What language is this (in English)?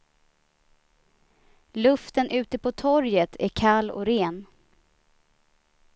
Swedish